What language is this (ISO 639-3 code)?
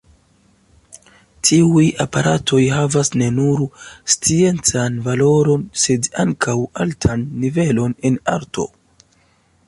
epo